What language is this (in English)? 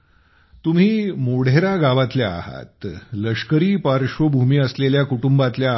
Marathi